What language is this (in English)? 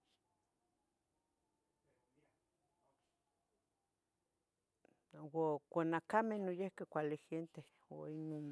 Tetelcingo Nahuatl